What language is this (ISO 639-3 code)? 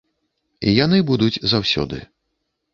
bel